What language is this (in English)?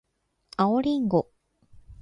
Japanese